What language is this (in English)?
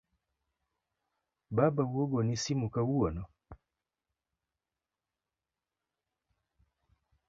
Luo (Kenya and Tanzania)